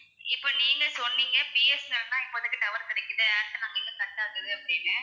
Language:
Tamil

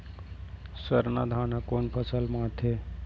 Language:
Chhattisgarhi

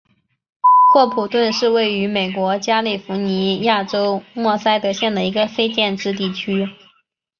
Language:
Chinese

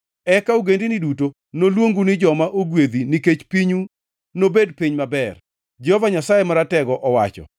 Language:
Luo (Kenya and Tanzania)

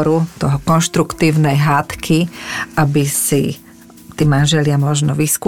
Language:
Slovak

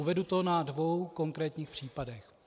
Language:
Czech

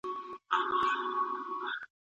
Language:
Pashto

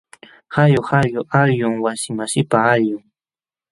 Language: Jauja Wanca Quechua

